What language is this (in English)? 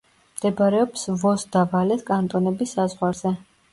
Georgian